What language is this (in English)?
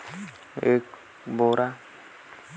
Chhattisgarhi